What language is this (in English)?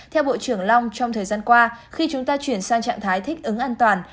Vietnamese